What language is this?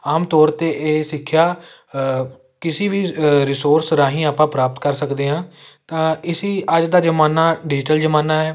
Punjabi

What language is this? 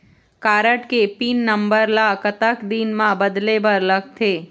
Chhattisgarhi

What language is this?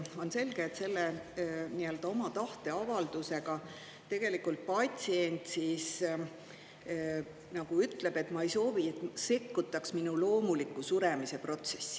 Estonian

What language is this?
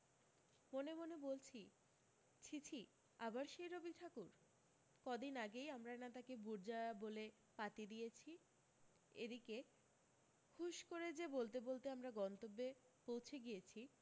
Bangla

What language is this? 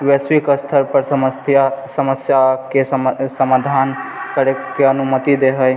Maithili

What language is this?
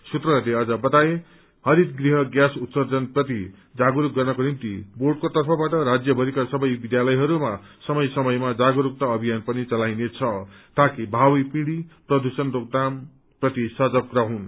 Nepali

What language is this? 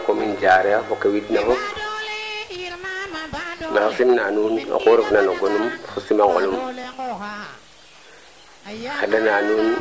Serer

